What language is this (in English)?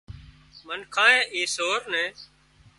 Wadiyara Koli